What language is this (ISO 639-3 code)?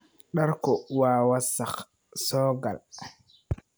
som